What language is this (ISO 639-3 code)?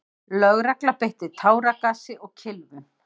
isl